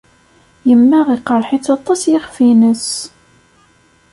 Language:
Kabyle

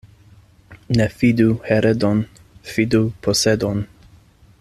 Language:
Esperanto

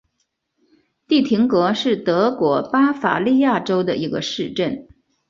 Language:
Chinese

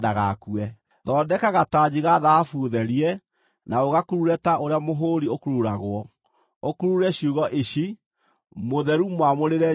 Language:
Kikuyu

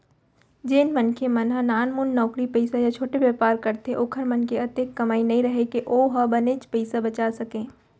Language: Chhattisgarhi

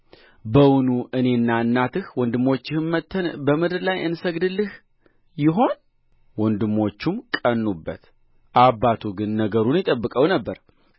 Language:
Amharic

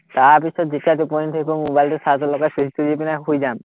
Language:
Assamese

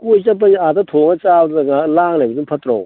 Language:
Manipuri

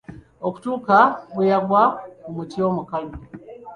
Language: Ganda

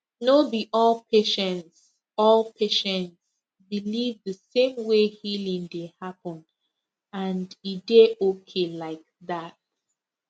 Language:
Nigerian Pidgin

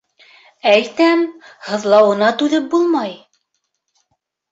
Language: Bashkir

